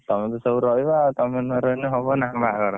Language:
Odia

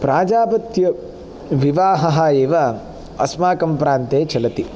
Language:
Sanskrit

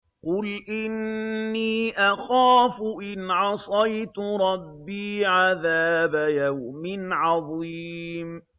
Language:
Arabic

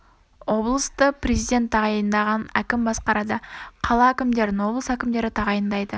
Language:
Kazakh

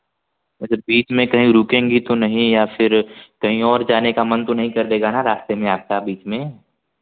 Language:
Hindi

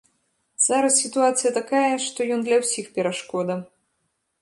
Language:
Belarusian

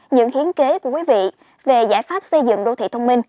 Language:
Vietnamese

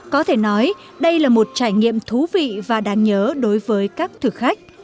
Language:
Vietnamese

